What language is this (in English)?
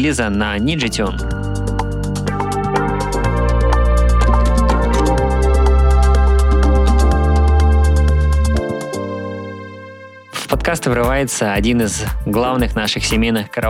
Russian